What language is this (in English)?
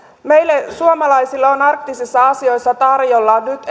Finnish